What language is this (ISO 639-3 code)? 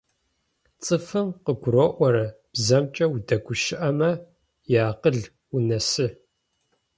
ady